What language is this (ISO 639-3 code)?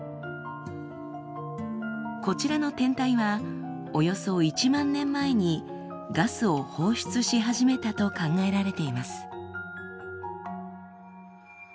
jpn